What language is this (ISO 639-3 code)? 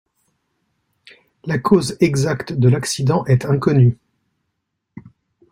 fra